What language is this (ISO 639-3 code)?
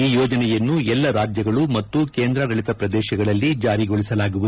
kan